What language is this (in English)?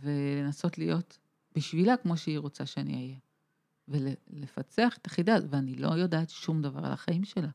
Hebrew